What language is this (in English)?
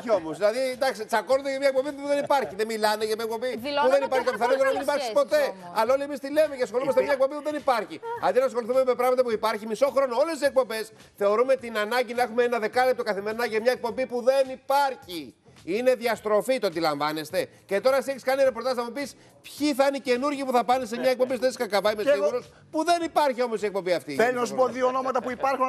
Greek